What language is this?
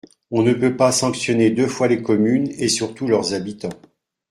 French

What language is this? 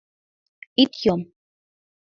Mari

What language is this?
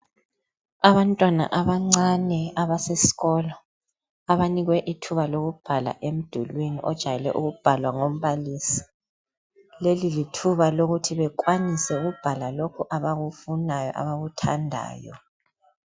North Ndebele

